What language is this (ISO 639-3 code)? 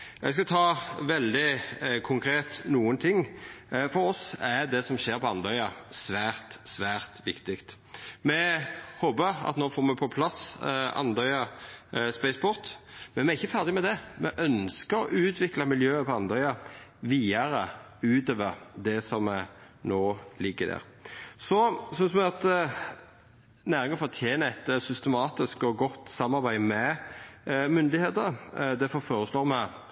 nno